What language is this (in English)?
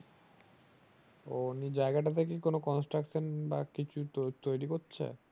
Bangla